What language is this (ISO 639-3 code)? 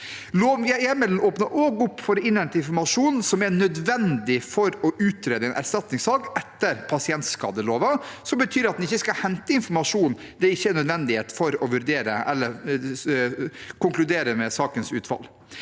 nor